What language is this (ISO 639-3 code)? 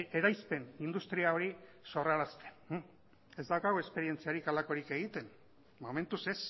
eus